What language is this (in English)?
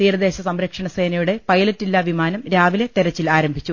Malayalam